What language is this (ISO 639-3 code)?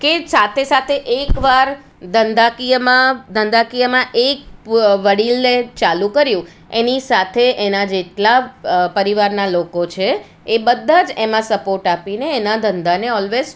guj